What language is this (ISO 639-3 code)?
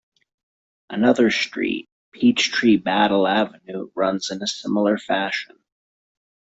eng